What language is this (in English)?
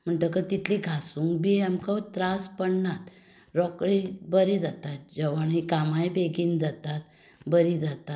Konkani